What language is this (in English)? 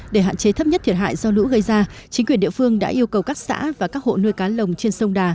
Vietnamese